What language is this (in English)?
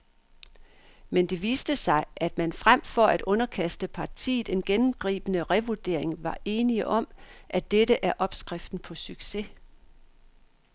Danish